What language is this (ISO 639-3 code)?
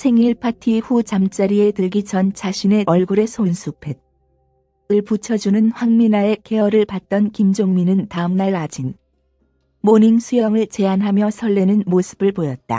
kor